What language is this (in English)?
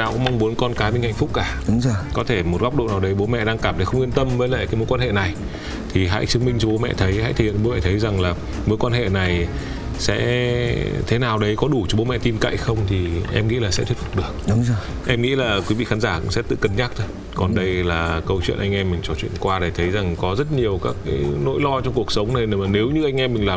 Vietnamese